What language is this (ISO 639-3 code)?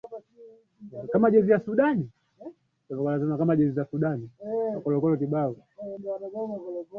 swa